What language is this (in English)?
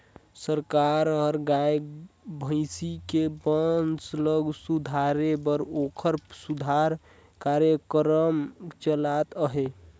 Chhattisgarhi